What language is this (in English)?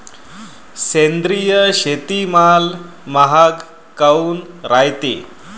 Marathi